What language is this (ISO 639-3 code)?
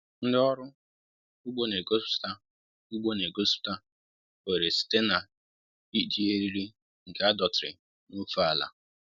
ibo